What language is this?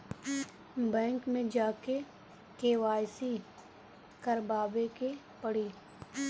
Bhojpuri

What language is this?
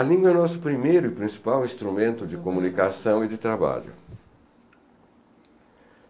Portuguese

